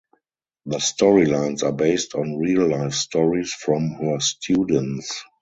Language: English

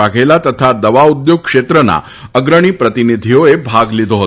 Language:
Gujarati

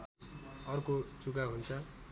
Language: Nepali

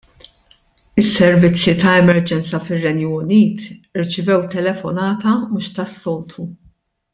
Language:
Maltese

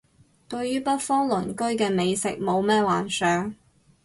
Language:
Cantonese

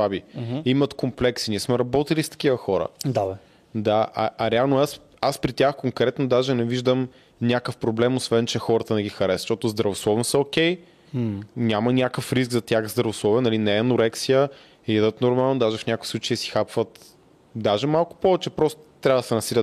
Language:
Bulgarian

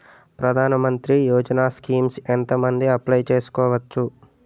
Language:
Telugu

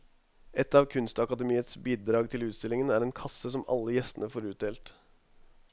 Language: Norwegian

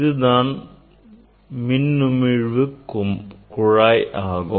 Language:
Tamil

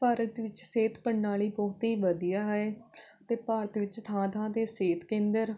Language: Punjabi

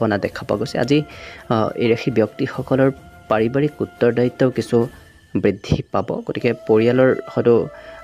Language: Korean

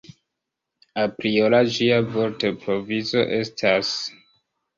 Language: Esperanto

